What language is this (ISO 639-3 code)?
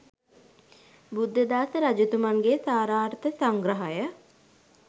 sin